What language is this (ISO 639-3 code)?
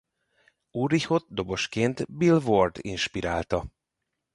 hun